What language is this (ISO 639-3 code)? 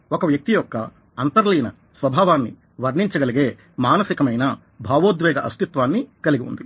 tel